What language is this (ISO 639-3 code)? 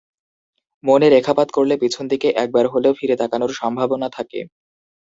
ben